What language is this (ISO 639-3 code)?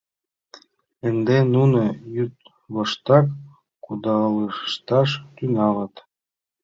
chm